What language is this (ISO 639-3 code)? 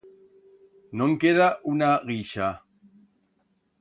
arg